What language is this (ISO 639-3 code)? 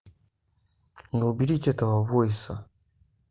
rus